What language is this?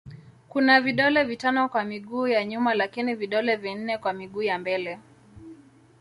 Swahili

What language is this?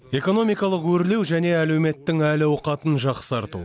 Kazakh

